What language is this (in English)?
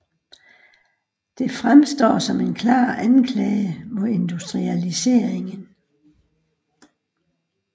Danish